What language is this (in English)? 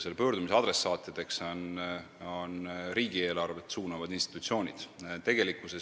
Estonian